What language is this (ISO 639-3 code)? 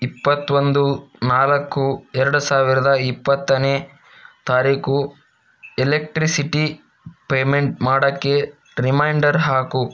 kan